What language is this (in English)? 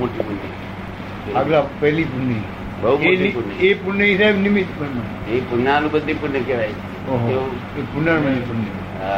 Gujarati